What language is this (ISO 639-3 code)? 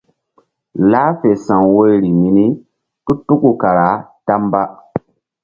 mdd